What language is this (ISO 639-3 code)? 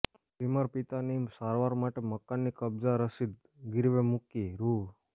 guj